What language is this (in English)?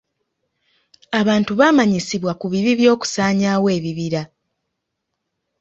Ganda